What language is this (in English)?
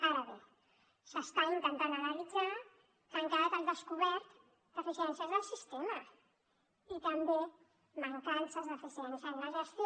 Catalan